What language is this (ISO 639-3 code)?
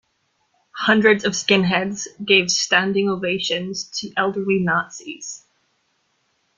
eng